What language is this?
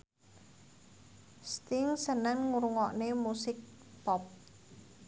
Javanese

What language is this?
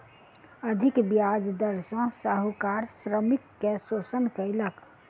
Maithili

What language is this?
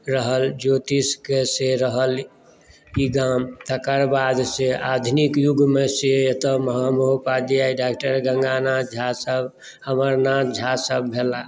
Maithili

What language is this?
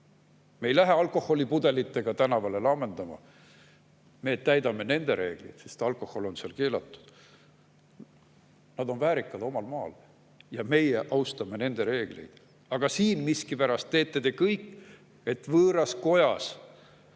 Estonian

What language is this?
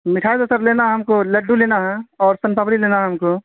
Urdu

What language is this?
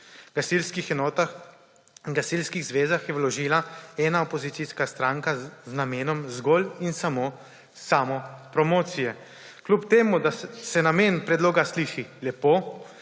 Slovenian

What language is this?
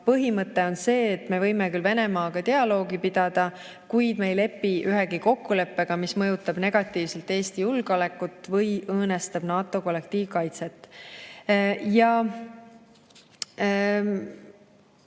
Estonian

